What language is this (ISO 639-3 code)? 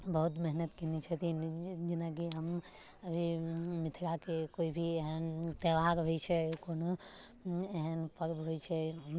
mai